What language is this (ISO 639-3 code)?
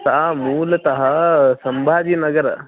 san